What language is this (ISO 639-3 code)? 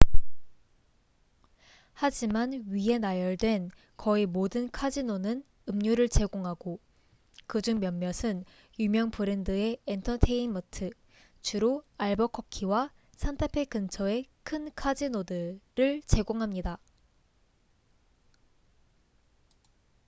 kor